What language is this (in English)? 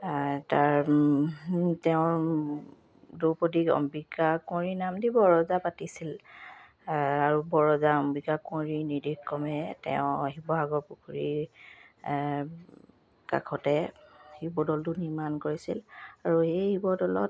Assamese